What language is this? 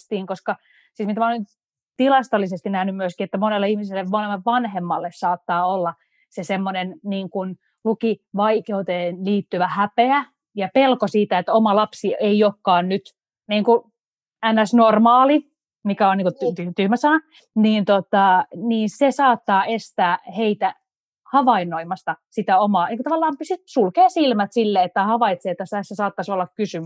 Finnish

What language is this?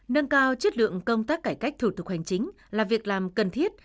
Vietnamese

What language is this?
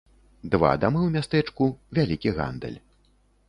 Belarusian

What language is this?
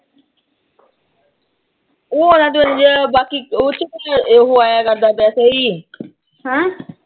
Punjabi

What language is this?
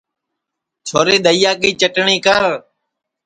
Sansi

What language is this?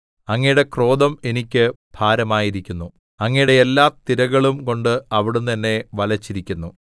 Malayalam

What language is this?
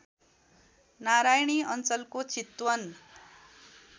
Nepali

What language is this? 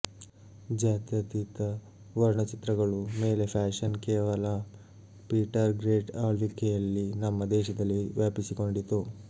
Kannada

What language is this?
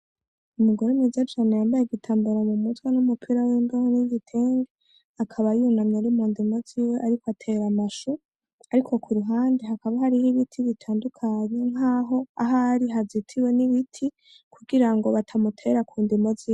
Rundi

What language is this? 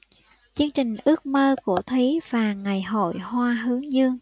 Vietnamese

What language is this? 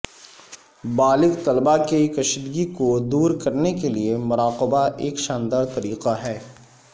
Urdu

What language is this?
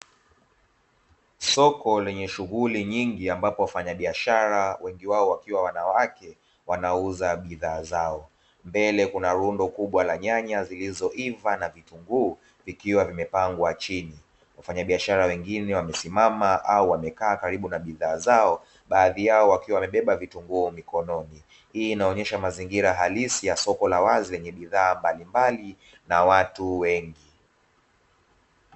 Swahili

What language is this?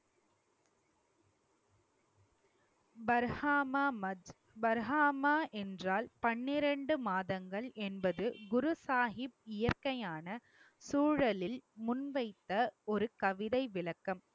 Tamil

